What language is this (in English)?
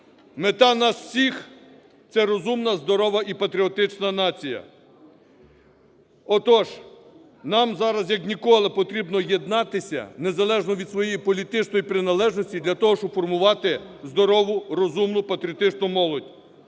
Ukrainian